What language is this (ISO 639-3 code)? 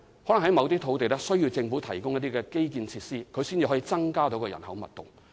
yue